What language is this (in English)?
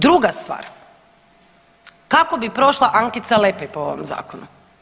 Croatian